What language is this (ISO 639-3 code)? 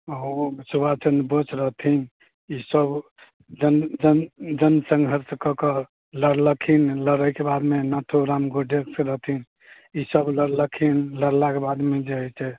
mai